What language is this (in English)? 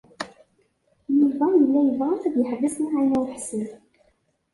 Kabyle